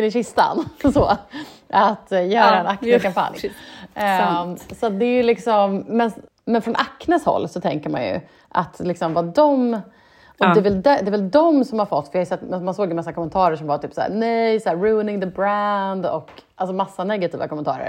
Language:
Swedish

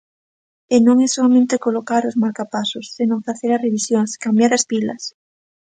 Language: Galician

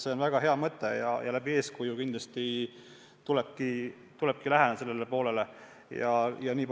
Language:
Estonian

